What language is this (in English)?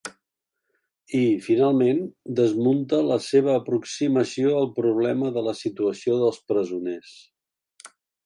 Catalan